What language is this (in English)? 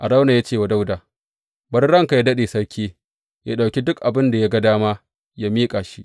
Hausa